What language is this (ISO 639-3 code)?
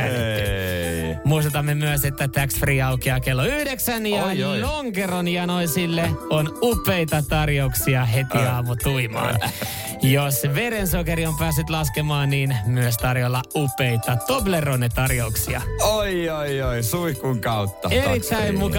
fin